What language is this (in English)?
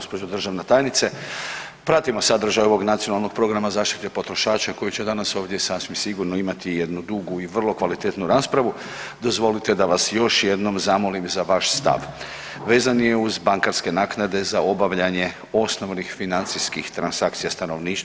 Croatian